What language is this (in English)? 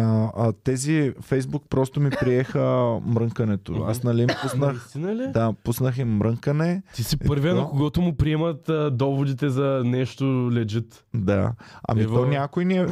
Bulgarian